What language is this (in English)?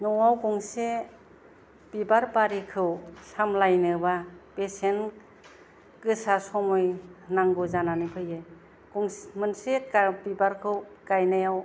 Bodo